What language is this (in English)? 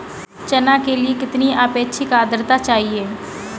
Hindi